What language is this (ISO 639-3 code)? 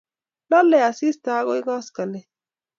kln